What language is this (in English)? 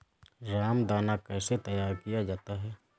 Hindi